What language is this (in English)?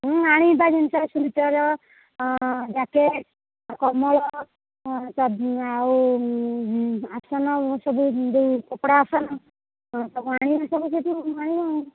Odia